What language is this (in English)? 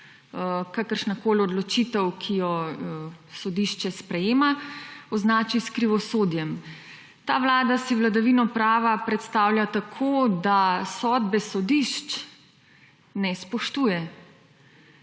Slovenian